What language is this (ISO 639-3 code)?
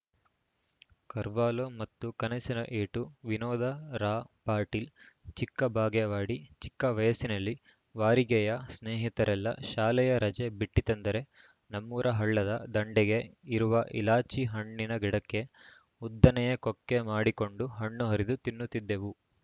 kan